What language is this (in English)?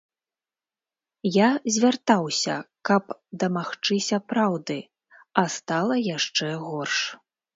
Belarusian